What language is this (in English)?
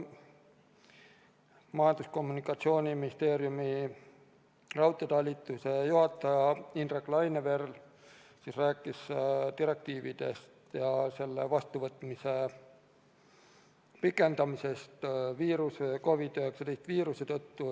Estonian